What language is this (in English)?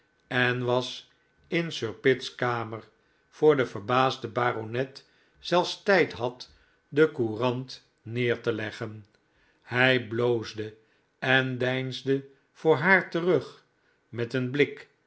Dutch